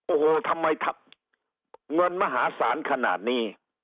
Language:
Thai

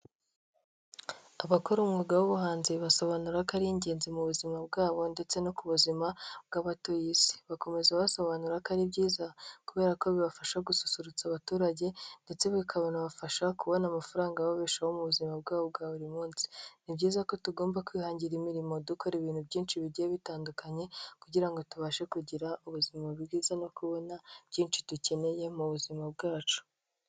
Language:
Kinyarwanda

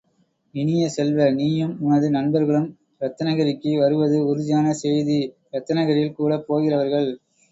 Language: Tamil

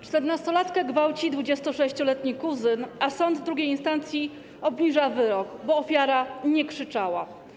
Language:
Polish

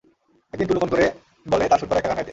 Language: Bangla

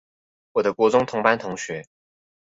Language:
Chinese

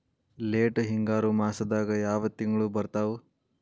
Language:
Kannada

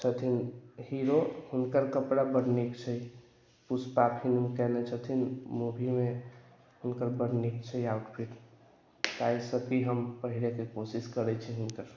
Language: Maithili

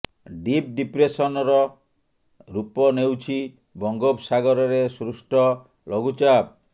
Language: Odia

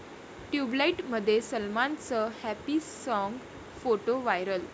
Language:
Marathi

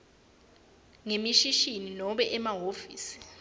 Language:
Swati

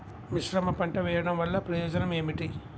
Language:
Telugu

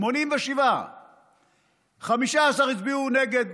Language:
Hebrew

